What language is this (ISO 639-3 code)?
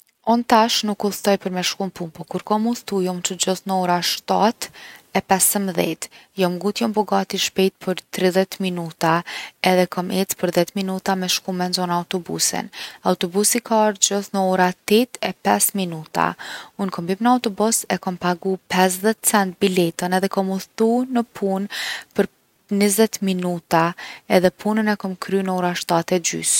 aln